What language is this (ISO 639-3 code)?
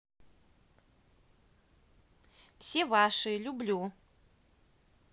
rus